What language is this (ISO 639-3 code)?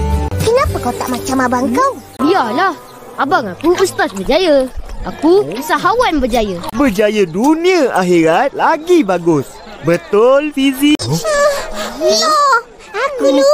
msa